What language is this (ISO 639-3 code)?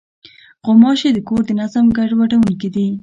pus